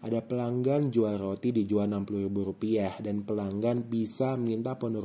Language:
Indonesian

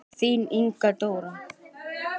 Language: Icelandic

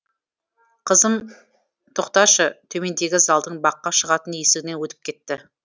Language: Kazakh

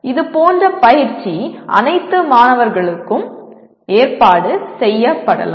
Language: Tamil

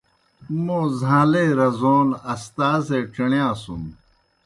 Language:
Kohistani Shina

